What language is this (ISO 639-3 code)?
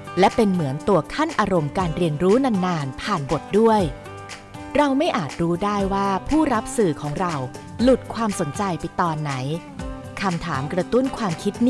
tha